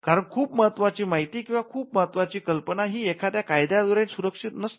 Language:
Marathi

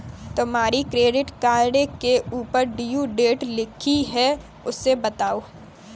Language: Hindi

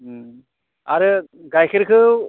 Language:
Bodo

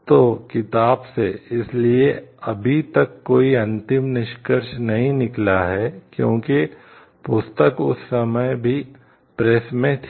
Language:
Hindi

